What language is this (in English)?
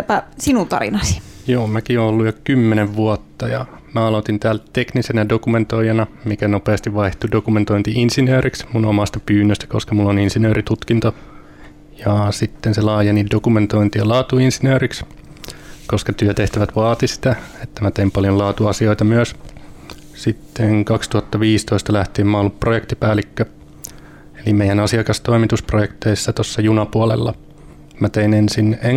Finnish